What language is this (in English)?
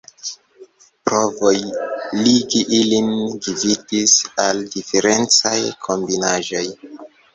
Esperanto